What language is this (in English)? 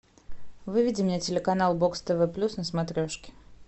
Russian